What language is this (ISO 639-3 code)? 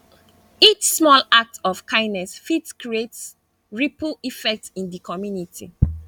pcm